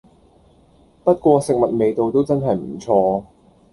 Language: Cantonese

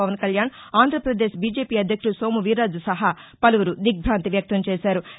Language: Telugu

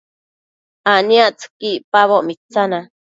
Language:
Matsés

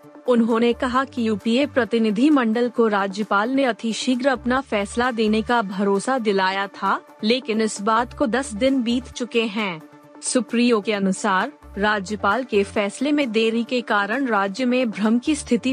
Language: Hindi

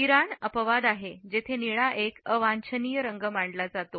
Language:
Marathi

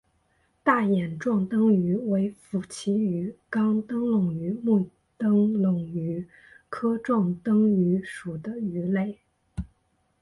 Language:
Chinese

